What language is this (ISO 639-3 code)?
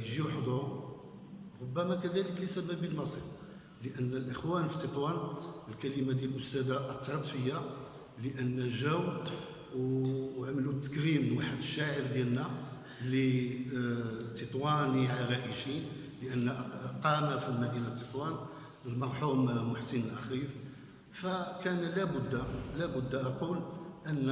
ara